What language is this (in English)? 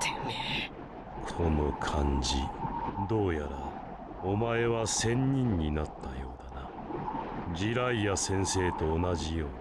Japanese